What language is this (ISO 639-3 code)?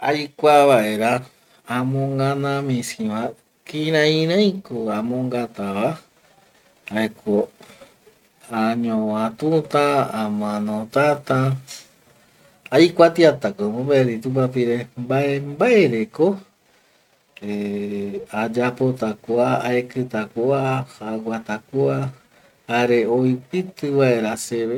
gui